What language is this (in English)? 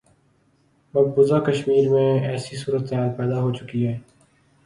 Urdu